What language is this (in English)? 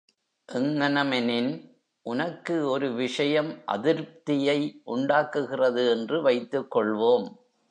Tamil